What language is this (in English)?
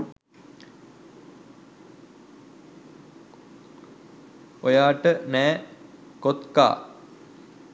Sinhala